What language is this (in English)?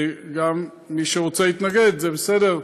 Hebrew